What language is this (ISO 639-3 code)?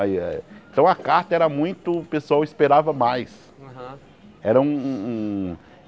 por